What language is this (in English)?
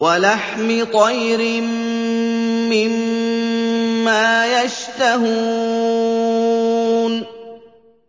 Arabic